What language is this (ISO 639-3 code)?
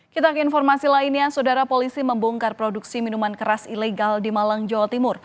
ind